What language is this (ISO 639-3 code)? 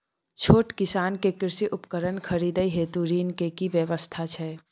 mai